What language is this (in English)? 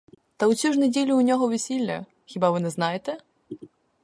Ukrainian